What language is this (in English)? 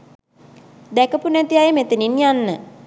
Sinhala